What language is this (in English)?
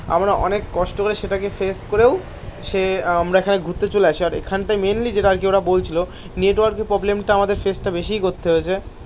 Bangla